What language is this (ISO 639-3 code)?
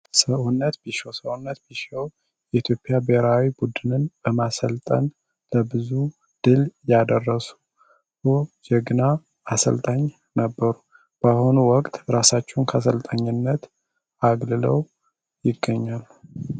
amh